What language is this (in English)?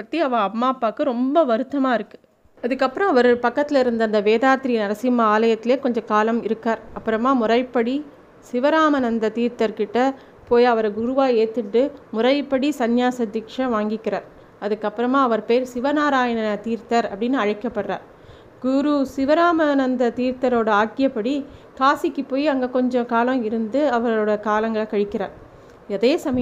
Tamil